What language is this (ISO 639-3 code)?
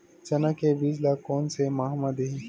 hne